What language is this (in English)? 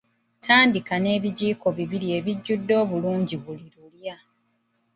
Ganda